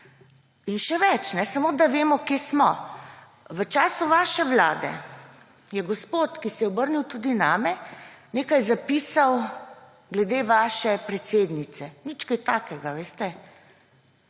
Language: Slovenian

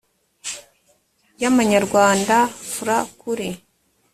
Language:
Kinyarwanda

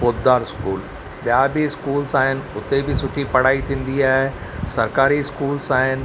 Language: Sindhi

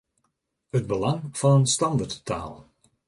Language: Western Frisian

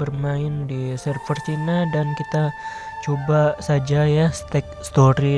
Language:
Indonesian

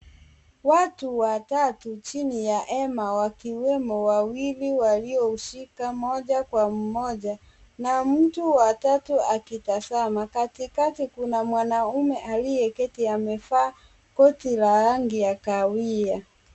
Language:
Swahili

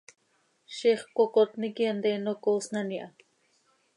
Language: Seri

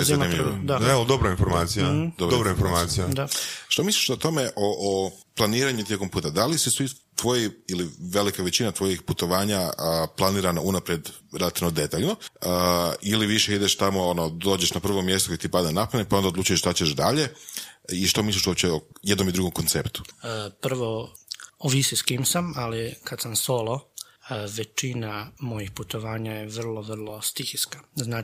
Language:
Croatian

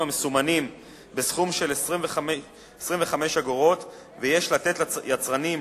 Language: Hebrew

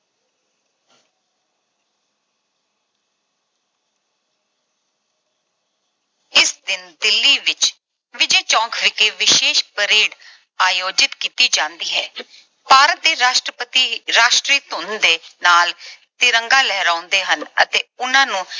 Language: Punjabi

